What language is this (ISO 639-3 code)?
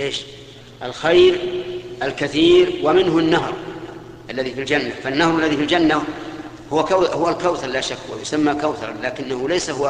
ara